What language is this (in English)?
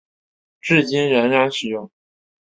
Chinese